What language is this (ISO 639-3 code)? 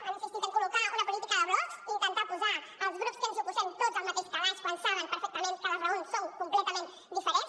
cat